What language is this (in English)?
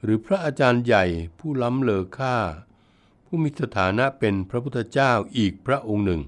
Thai